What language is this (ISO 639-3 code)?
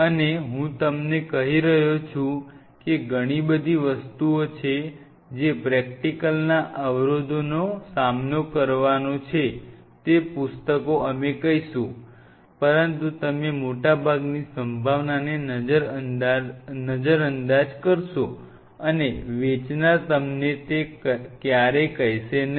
guj